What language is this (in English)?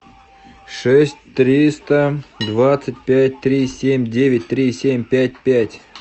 Russian